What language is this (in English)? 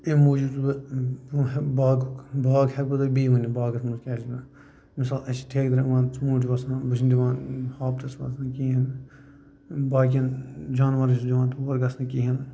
Kashmiri